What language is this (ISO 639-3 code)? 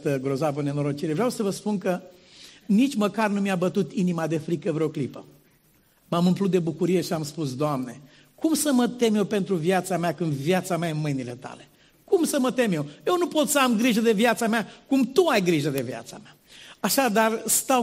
ron